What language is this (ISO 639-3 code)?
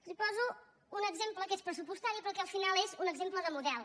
cat